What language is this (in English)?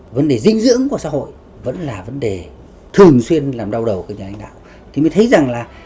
Vietnamese